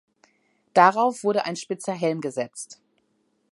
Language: German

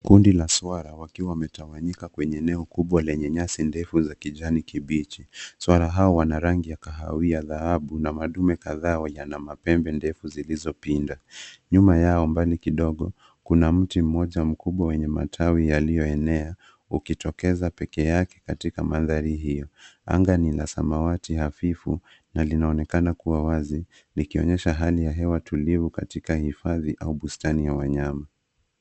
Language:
Swahili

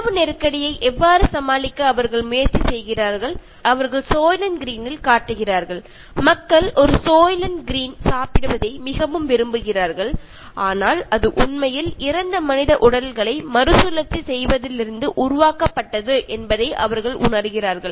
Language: Tamil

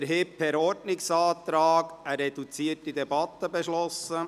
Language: Swiss German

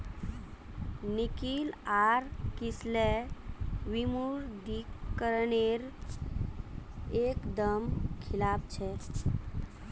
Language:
Magahi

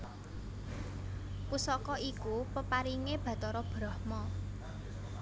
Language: Javanese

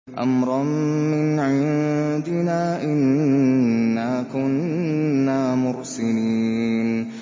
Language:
Arabic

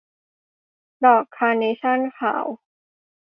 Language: Thai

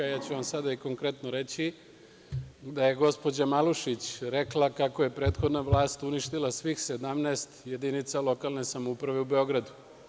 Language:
Serbian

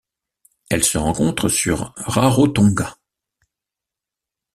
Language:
French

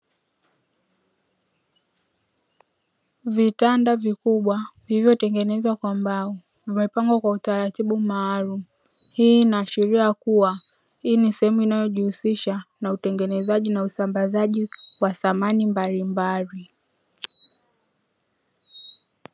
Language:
Swahili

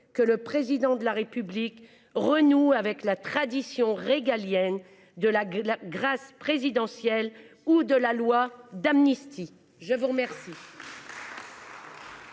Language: French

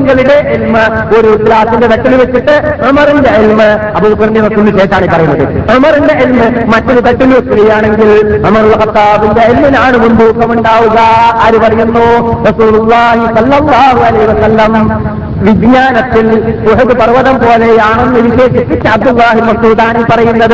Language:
Malayalam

